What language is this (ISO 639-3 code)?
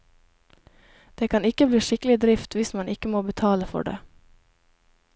nor